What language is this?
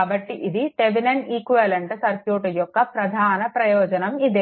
Telugu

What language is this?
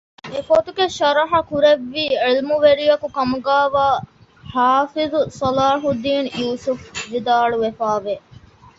Divehi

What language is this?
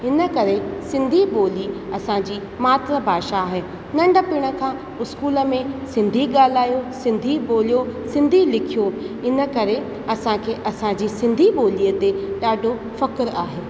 Sindhi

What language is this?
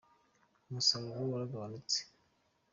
Kinyarwanda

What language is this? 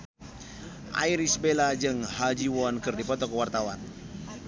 Sundanese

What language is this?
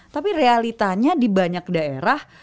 Indonesian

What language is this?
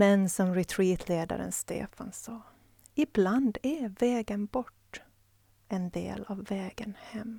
Swedish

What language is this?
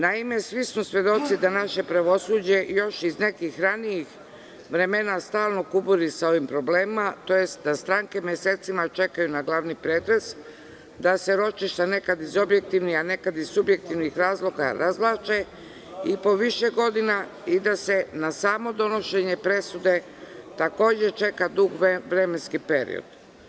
Serbian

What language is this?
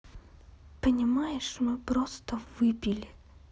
Russian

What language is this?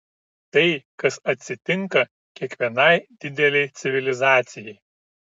Lithuanian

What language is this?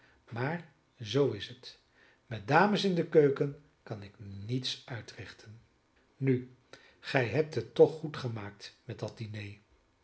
Dutch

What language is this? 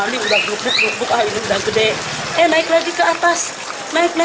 Indonesian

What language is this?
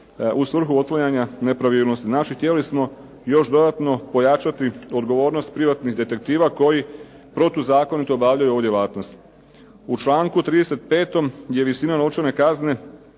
Croatian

